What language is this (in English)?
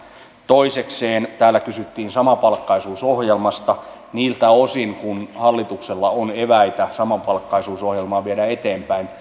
Finnish